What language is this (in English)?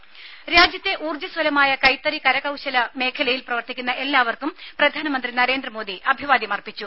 Malayalam